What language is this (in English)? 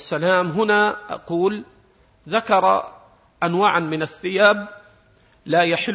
Arabic